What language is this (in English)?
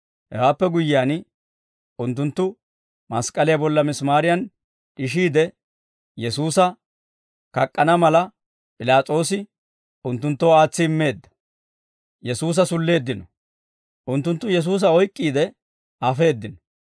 Dawro